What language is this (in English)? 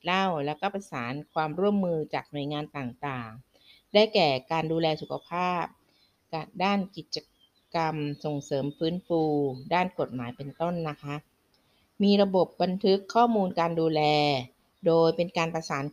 Thai